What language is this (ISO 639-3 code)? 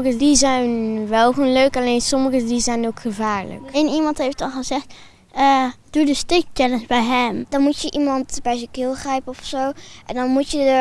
nld